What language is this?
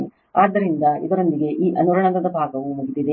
Kannada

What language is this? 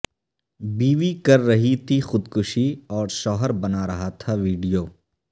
Urdu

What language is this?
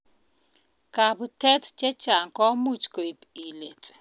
Kalenjin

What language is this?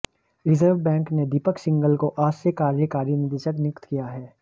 Hindi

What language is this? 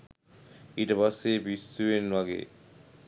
Sinhala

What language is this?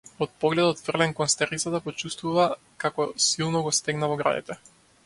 Macedonian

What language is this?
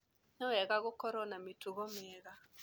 Kikuyu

